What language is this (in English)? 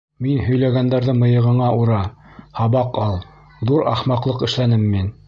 Bashkir